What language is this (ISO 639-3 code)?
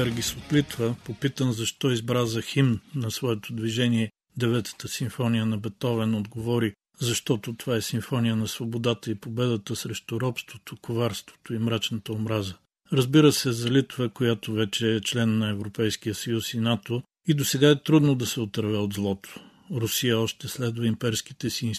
bul